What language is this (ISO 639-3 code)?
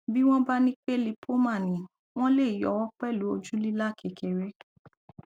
yor